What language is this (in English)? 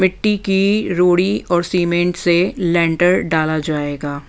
Hindi